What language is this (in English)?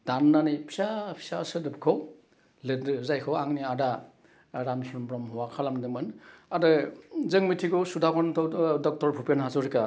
Bodo